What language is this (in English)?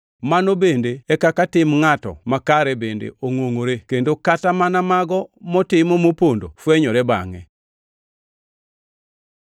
Luo (Kenya and Tanzania)